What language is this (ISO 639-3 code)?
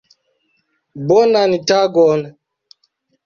epo